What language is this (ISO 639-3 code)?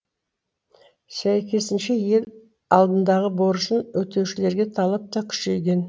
kaz